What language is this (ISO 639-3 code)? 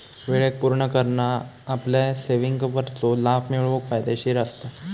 mar